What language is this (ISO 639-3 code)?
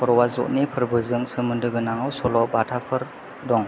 brx